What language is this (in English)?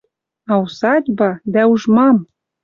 Western Mari